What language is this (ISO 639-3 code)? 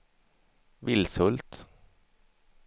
swe